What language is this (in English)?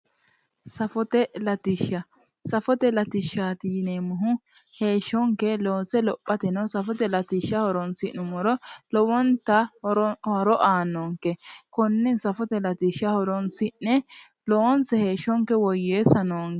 Sidamo